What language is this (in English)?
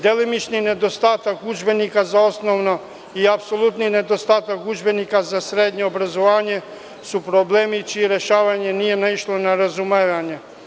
Serbian